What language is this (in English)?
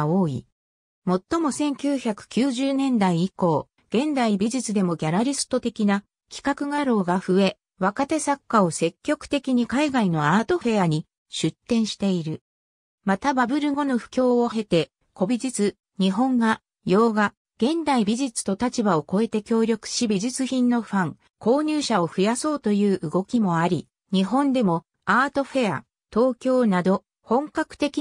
Japanese